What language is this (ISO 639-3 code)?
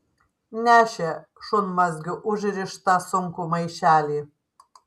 lit